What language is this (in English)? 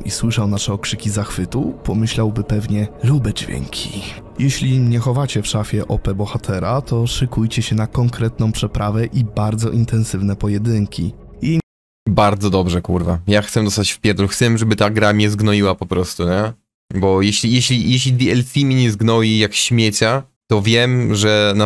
Polish